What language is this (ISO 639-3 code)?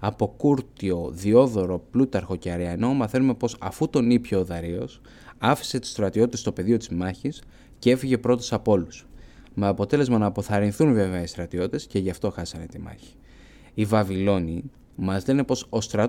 ell